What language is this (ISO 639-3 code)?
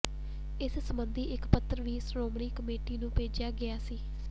pan